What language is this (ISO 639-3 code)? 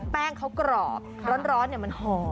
tha